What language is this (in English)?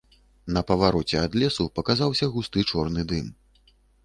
Belarusian